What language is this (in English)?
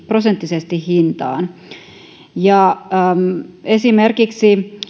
Finnish